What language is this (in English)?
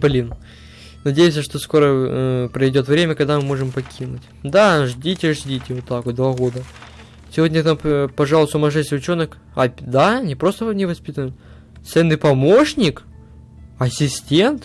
Russian